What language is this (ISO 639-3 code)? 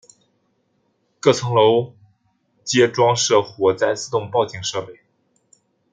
zho